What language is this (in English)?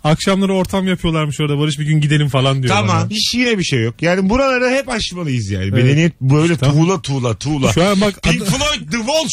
Turkish